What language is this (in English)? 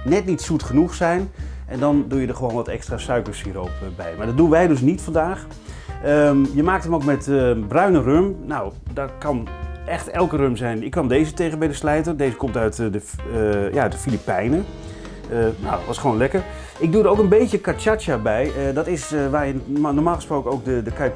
Dutch